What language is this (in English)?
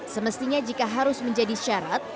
Indonesian